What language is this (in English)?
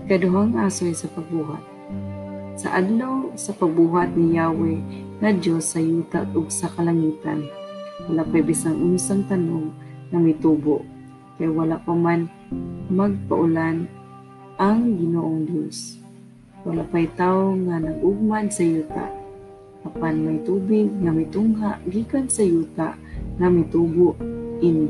Filipino